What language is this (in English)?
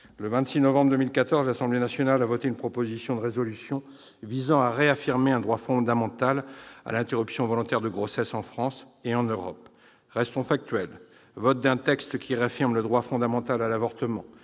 French